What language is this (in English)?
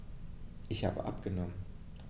German